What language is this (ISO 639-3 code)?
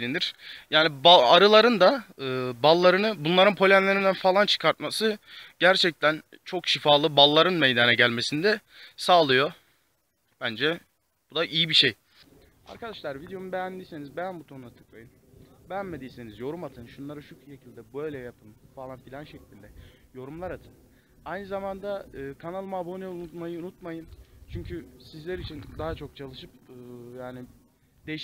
tur